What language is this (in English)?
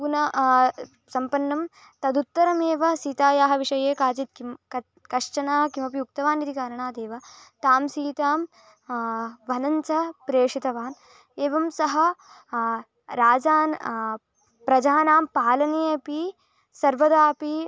Sanskrit